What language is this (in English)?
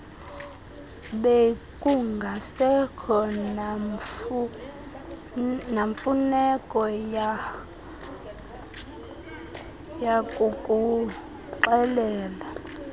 Xhosa